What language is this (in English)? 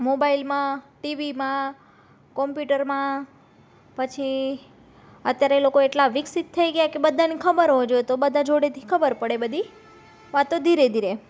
Gujarati